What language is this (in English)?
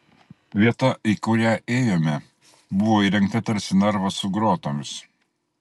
Lithuanian